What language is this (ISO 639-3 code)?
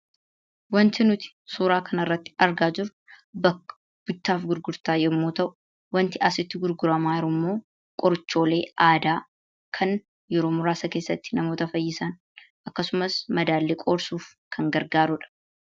orm